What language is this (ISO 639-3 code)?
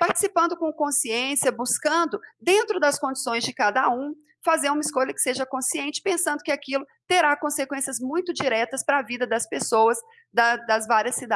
por